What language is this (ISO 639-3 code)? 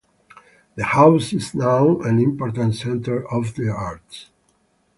eng